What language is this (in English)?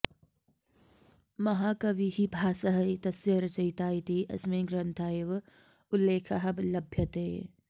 Sanskrit